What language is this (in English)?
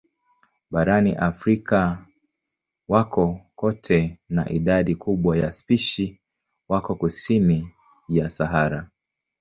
Swahili